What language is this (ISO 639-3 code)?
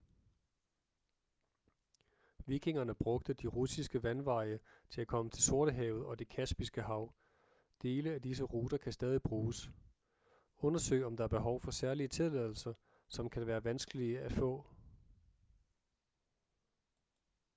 dan